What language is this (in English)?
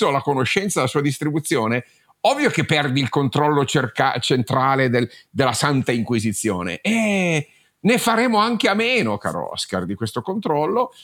Italian